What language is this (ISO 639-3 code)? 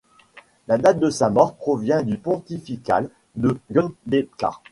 fra